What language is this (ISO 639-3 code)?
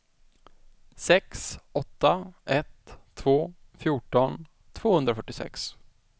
swe